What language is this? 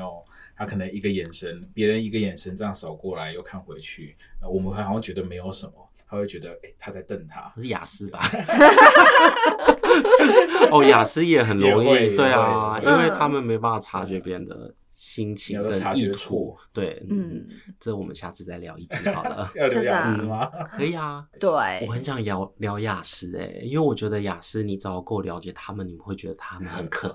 Chinese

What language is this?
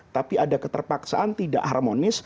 Indonesian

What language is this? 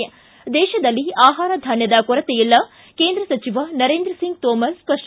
Kannada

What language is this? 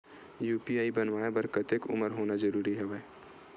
Chhattisgarhi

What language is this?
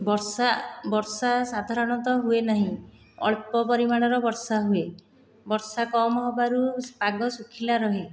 Odia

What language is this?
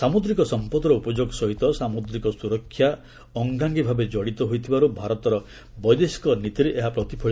Odia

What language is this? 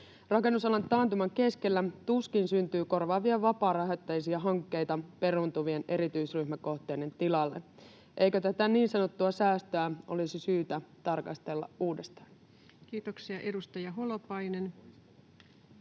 Finnish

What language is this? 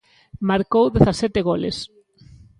Galician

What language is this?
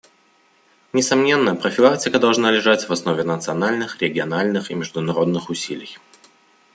Russian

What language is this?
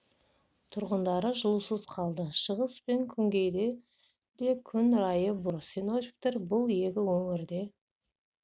Kazakh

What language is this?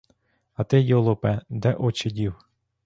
Ukrainian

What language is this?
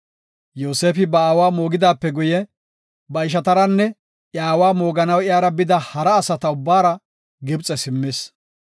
Gofa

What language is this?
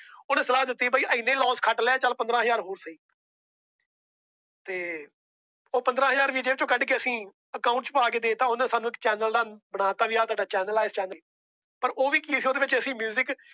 Punjabi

